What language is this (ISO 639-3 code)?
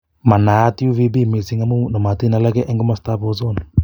kln